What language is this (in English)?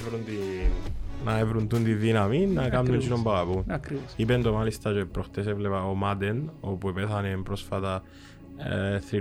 Greek